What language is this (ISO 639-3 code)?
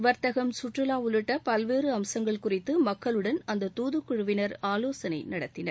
tam